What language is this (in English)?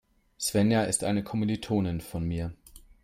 German